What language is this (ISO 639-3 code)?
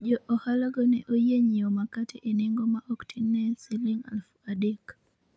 luo